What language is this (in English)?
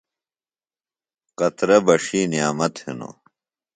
Phalura